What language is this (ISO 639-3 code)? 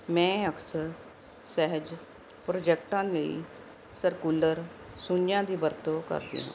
pan